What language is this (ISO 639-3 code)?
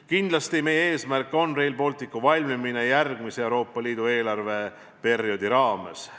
est